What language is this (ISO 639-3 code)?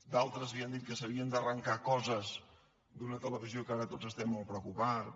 cat